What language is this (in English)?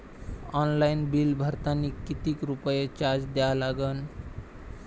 Marathi